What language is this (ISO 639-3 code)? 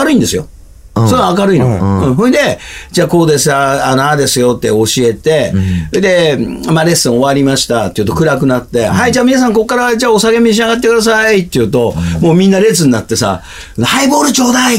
jpn